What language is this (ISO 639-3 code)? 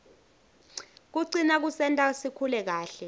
ssw